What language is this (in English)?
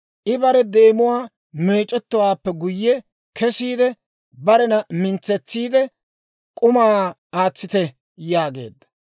Dawro